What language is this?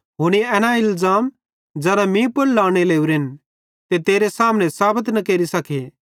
Bhadrawahi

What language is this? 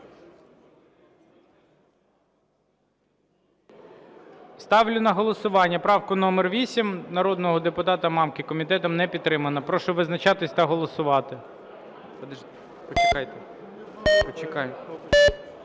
Ukrainian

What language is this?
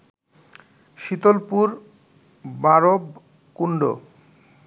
Bangla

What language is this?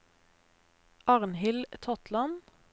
Norwegian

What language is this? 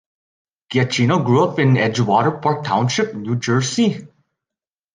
English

